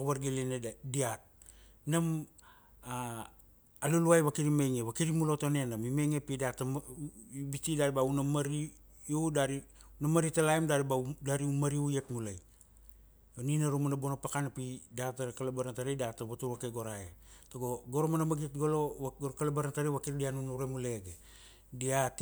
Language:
Kuanua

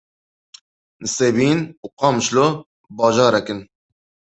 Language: Kurdish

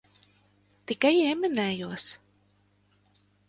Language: Latvian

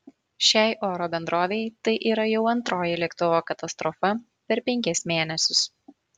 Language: Lithuanian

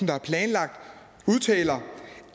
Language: Danish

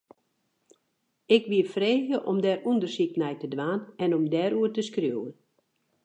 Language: Western Frisian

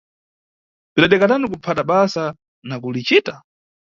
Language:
Nyungwe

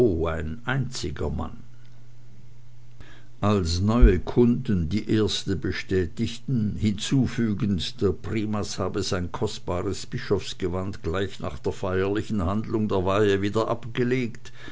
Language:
German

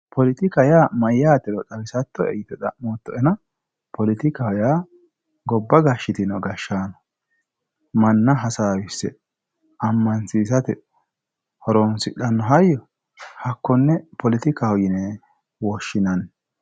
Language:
Sidamo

